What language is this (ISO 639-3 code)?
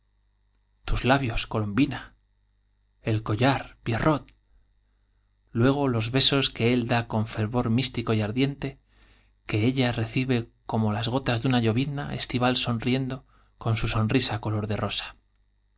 spa